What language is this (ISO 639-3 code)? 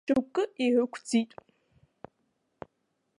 abk